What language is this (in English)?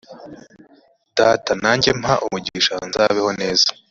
Kinyarwanda